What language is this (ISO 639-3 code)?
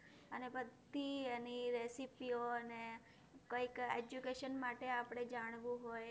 guj